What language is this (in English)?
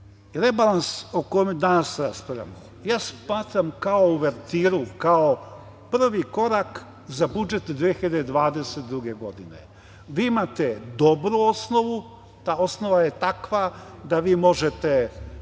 Serbian